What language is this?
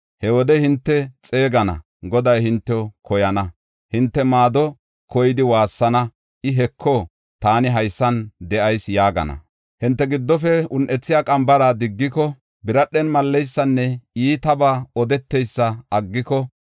Gofa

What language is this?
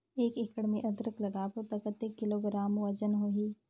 Chhattisgarhi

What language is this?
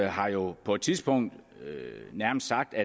Danish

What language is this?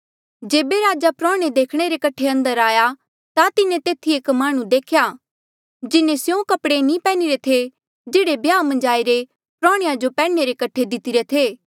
Mandeali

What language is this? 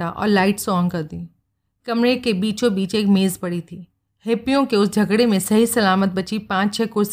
Hindi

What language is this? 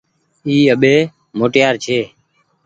Goaria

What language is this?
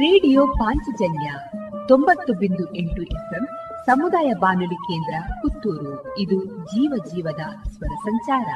Kannada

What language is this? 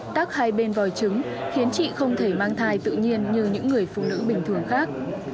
Vietnamese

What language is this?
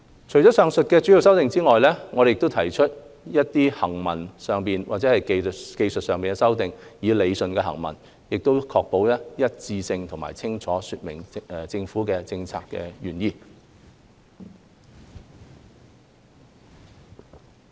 Cantonese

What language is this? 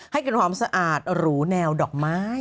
Thai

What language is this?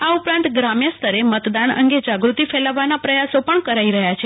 Gujarati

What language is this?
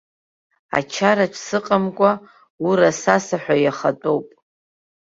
Abkhazian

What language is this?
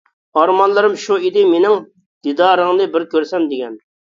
Uyghur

